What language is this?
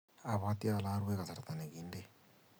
Kalenjin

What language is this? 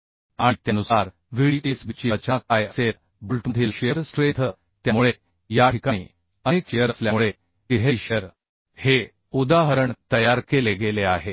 Marathi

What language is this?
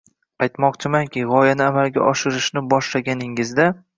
Uzbek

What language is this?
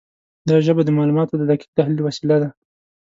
Pashto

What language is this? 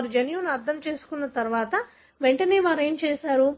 Telugu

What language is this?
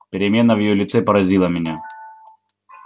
Russian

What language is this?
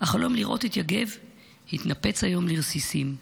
Hebrew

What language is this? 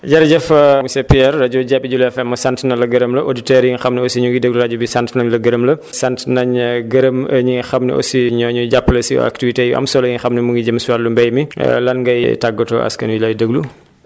Wolof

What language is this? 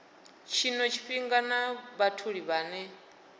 Venda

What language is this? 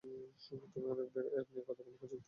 Bangla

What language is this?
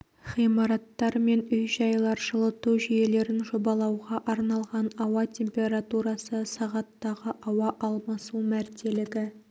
Kazakh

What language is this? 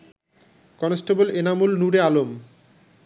Bangla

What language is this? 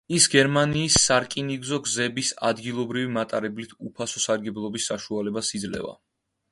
Georgian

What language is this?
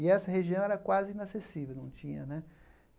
Portuguese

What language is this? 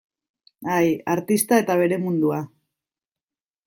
Basque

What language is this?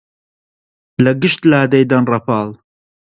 Central Kurdish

